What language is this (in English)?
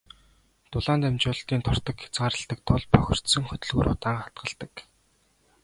Mongolian